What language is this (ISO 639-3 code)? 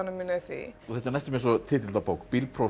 isl